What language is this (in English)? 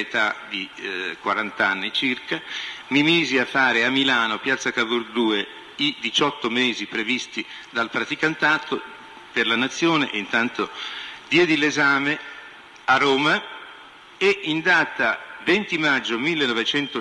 Italian